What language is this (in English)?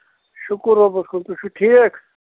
Kashmiri